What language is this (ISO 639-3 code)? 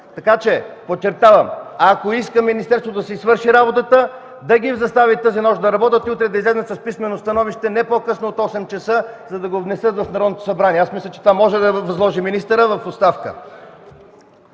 bul